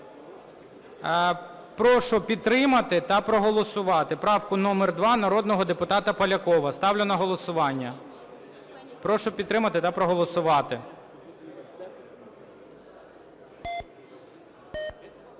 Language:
Ukrainian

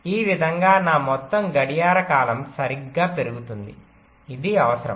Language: Telugu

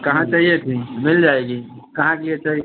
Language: Hindi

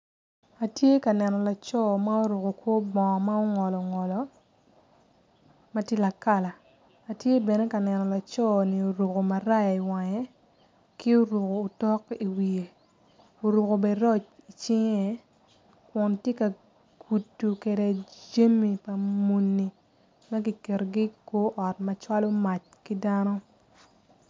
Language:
Acoli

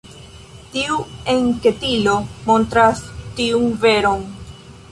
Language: Esperanto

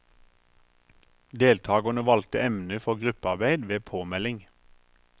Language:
Norwegian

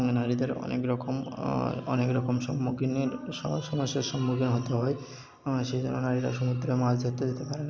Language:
Bangla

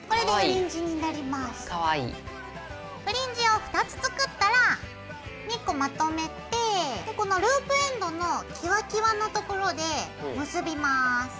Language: Japanese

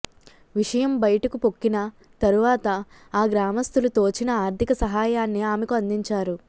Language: Telugu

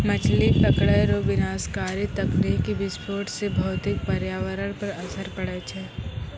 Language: Maithili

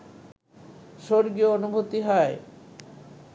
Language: Bangla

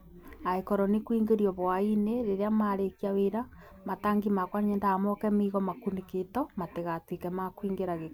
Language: Kikuyu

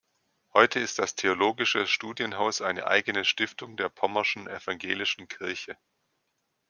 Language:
German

